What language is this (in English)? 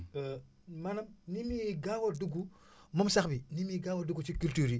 Wolof